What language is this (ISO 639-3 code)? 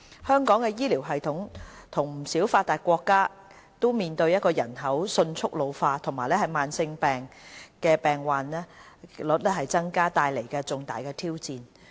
yue